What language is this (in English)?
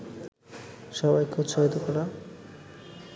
Bangla